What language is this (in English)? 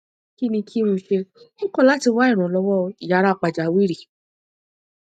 Yoruba